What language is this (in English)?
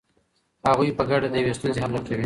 Pashto